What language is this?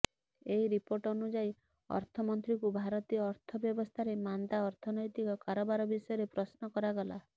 Odia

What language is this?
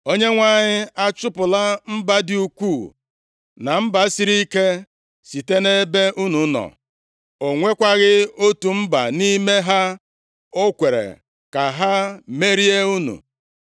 Igbo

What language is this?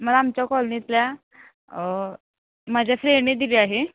Marathi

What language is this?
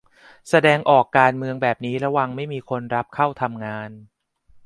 Thai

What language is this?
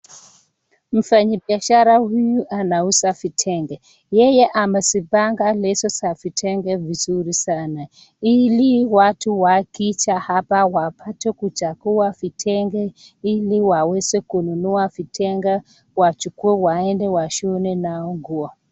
Swahili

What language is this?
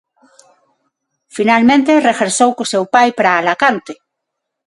Galician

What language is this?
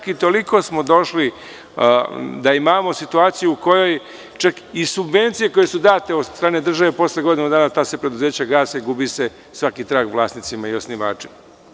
Serbian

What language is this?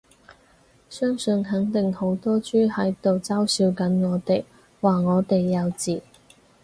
Cantonese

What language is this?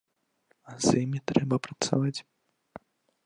Belarusian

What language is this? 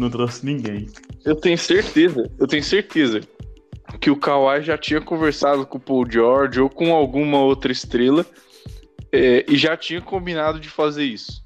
Portuguese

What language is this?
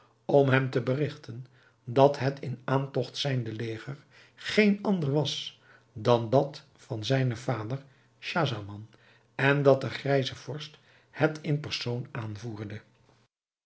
Dutch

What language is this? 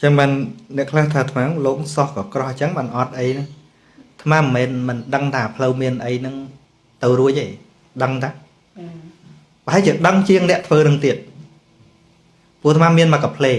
Vietnamese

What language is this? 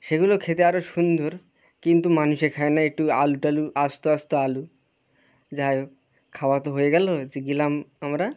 Bangla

